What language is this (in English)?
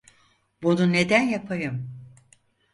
Turkish